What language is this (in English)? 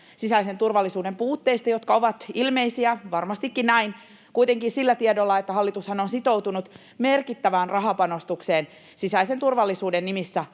Finnish